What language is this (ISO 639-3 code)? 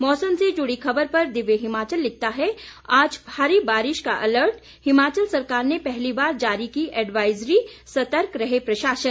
hin